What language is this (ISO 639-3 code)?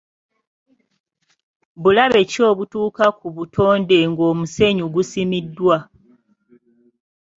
lug